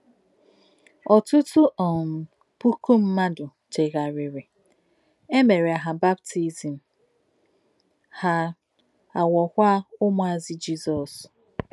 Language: Igbo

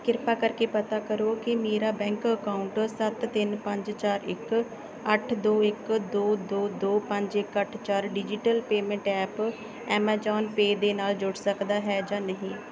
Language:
Punjabi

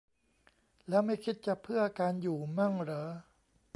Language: Thai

